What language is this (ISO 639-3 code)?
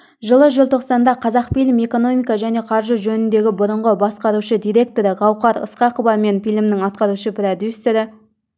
kaz